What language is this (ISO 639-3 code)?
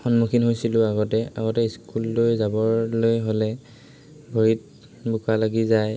asm